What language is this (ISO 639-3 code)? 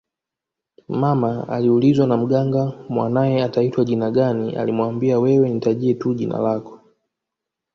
swa